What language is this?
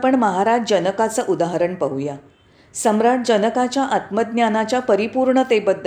Marathi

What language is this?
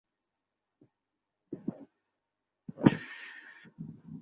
Bangla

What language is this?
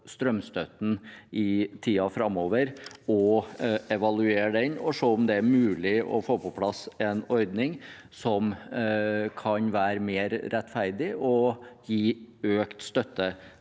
Norwegian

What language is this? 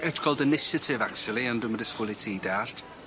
Welsh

